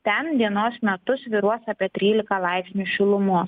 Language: Lithuanian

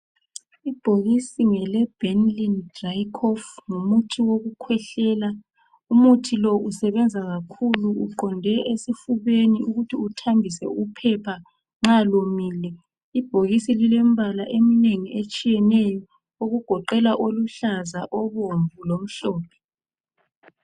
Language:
North Ndebele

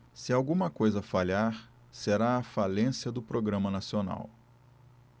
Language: Portuguese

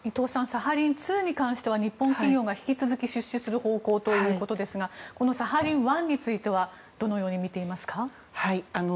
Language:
Japanese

